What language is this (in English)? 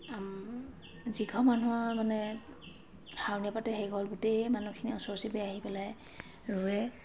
Assamese